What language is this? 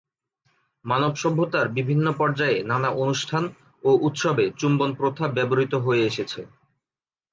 Bangla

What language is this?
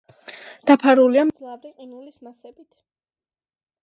Georgian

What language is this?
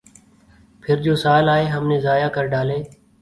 Urdu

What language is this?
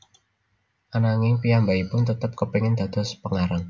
Javanese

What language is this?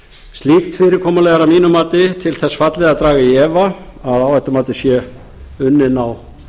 Icelandic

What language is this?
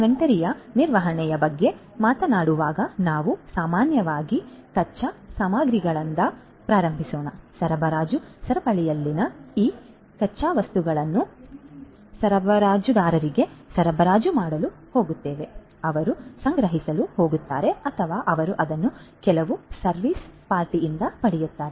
Kannada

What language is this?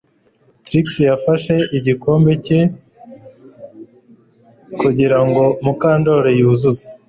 Kinyarwanda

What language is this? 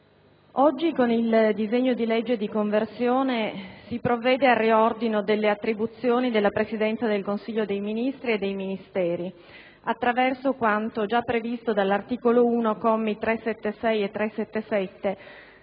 Italian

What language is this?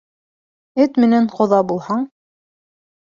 Bashkir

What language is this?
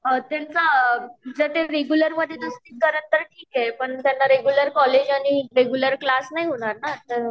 Marathi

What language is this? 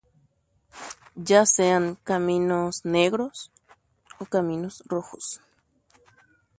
Guarani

